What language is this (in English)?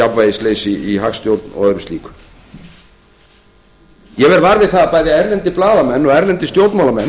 Icelandic